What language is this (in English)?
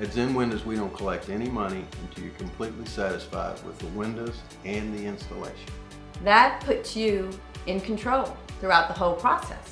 English